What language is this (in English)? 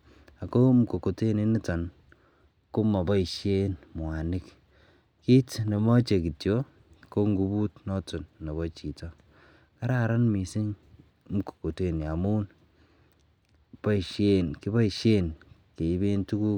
Kalenjin